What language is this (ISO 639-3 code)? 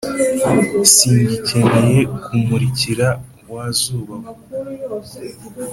kin